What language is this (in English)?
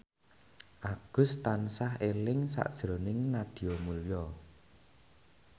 Javanese